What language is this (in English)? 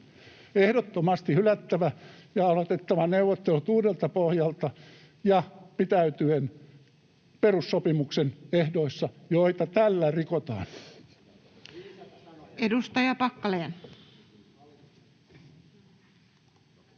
Finnish